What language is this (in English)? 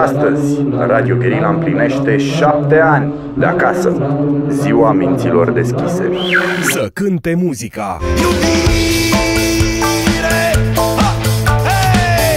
Romanian